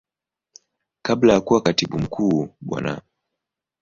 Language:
Swahili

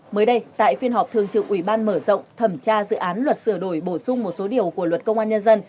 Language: Vietnamese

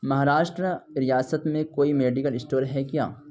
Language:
Urdu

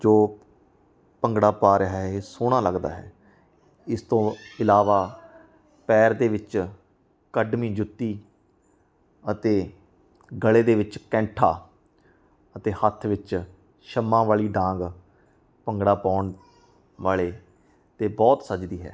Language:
Punjabi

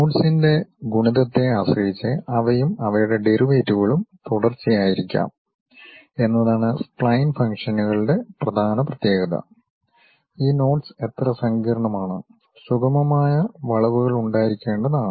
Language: Malayalam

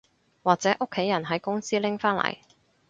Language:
Cantonese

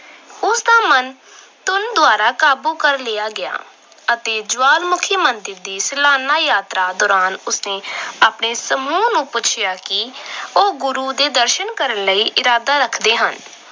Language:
Punjabi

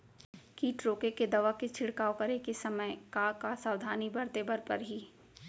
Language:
Chhattisgarhi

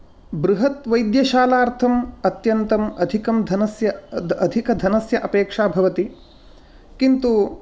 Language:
Sanskrit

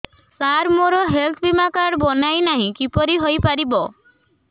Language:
Odia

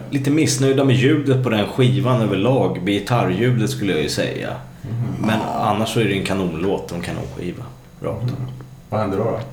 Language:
Swedish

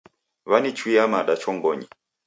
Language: Taita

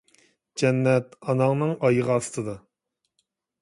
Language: Uyghur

